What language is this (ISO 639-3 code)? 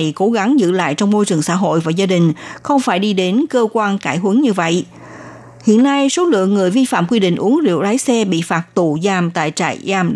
vie